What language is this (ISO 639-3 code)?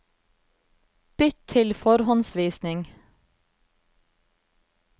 nor